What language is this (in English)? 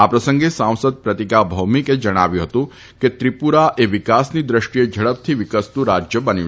Gujarati